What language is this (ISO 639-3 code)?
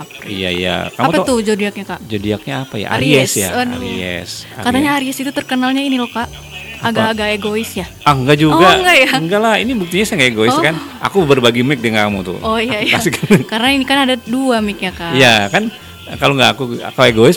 ind